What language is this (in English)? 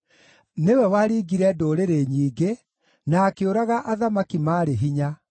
Kikuyu